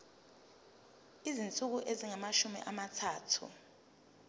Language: Zulu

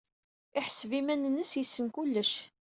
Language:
Kabyle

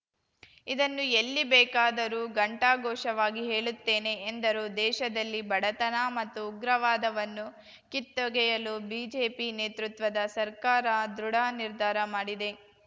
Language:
Kannada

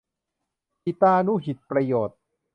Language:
Thai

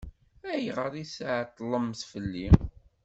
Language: Kabyle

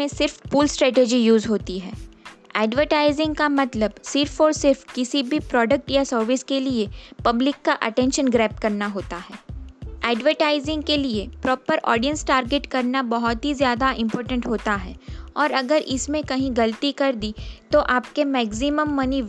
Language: Hindi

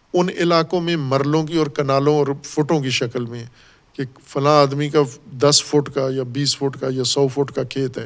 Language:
Urdu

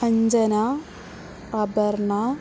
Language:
Sanskrit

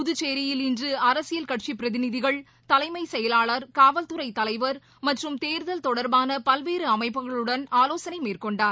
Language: Tamil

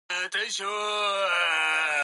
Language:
Japanese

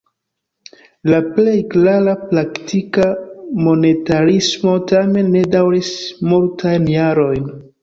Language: Esperanto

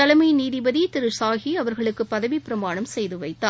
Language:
Tamil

